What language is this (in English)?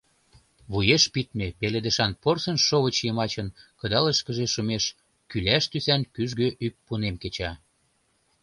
Mari